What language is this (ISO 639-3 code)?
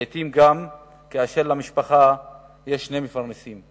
heb